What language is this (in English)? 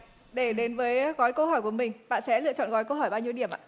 Vietnamese